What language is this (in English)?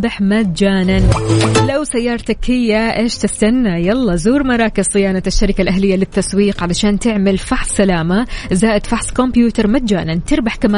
Arabic